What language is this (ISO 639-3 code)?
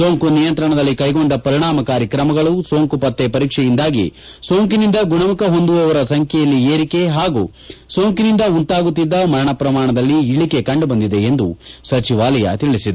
kan